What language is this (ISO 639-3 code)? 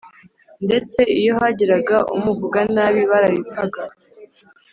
kin